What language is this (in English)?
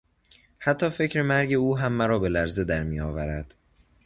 Persian